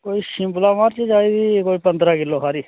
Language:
Dogri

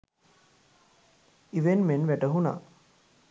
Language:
Sinhala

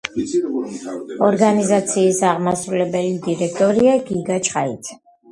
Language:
Georgian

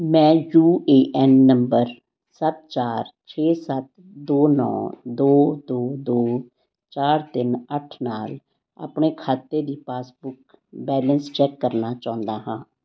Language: Punjabi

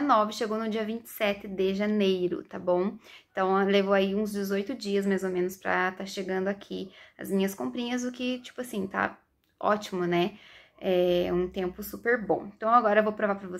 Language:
Portuguese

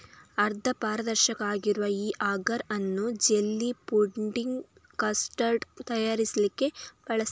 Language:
Kannada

